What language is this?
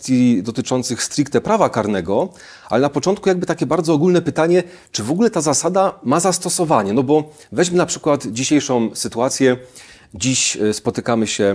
Polish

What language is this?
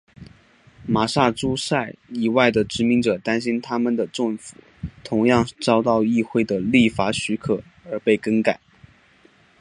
Chinese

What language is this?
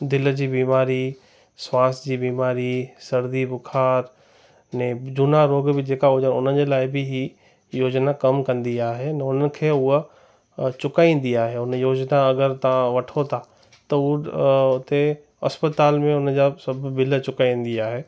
Sindhi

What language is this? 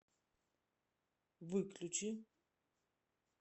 Russian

